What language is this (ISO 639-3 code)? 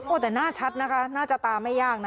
tha